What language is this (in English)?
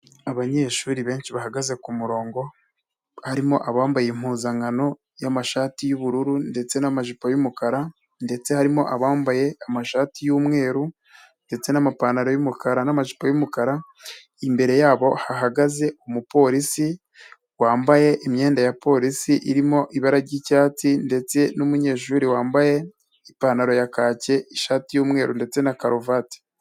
Kinyarwanda